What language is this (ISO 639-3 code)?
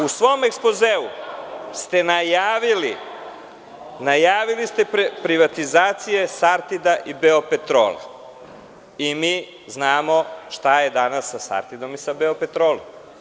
srp